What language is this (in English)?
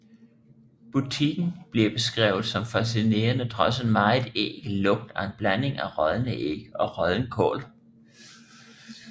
Danish